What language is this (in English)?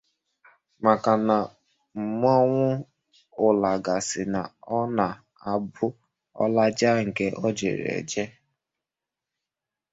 Igbo